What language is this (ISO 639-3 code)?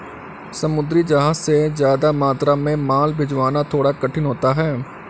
hin